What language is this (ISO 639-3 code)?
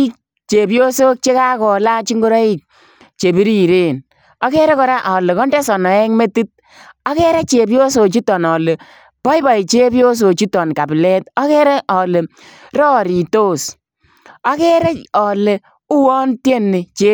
kln